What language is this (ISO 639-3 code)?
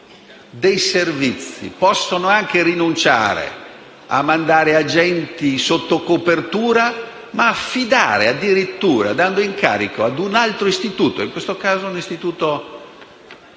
ita